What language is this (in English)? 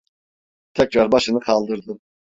Turkish